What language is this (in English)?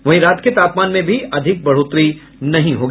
Hindi